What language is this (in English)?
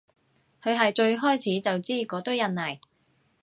Cantonese